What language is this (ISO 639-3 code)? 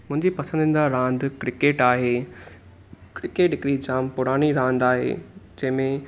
snd